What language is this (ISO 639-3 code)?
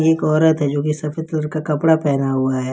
hin